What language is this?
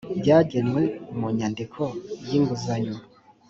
Kinyarwanda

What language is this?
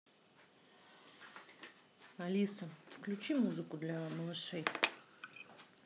Russian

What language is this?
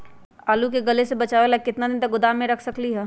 Magahi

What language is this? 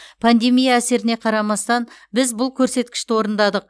Kazakh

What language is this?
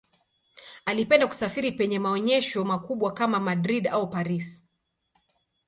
Swahili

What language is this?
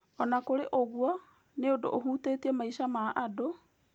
Kikuyu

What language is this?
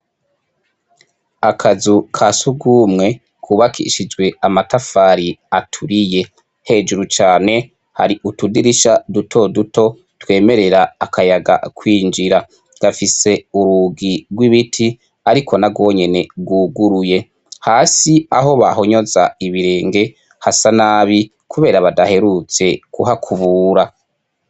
Rundi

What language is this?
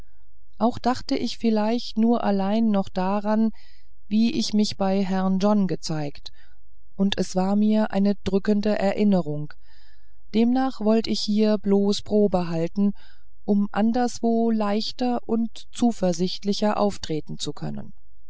German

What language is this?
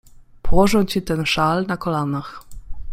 Polish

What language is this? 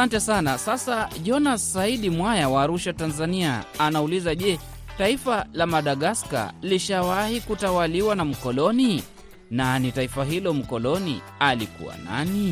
Swahili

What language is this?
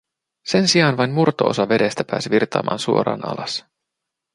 Finnish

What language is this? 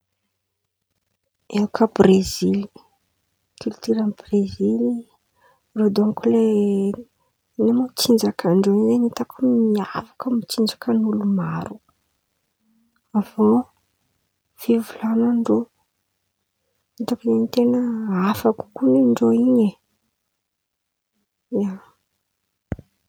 Antankarana Malagasy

